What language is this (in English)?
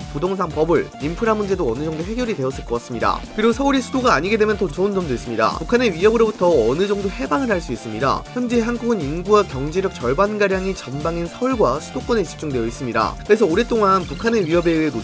Korean